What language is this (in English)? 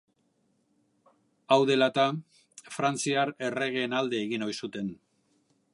Basque